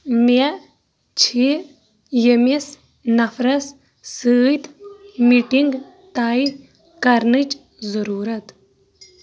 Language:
Kashmiri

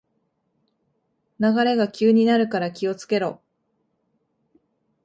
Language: Japanese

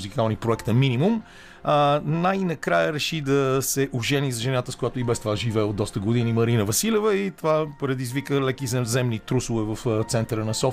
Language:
Bulgarian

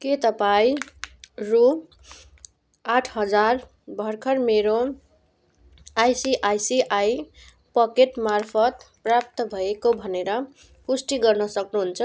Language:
Nepali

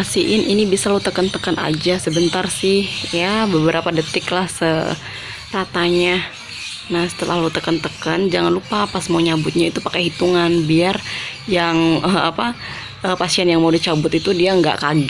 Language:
Indonesian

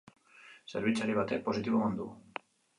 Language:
Basque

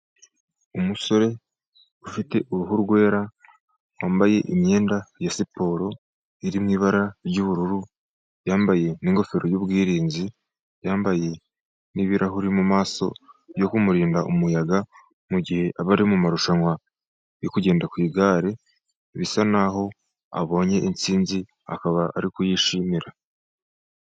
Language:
Kinyarwanda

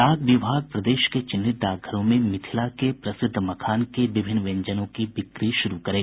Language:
Hindi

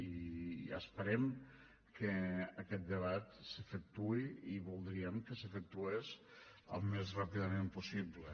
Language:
Catalan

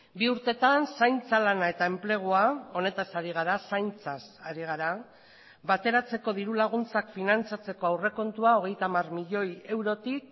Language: Basque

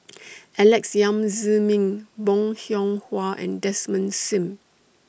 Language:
English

